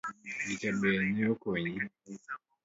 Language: Luo (Kenya and Tanzania)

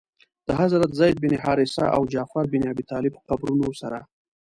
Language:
Pashto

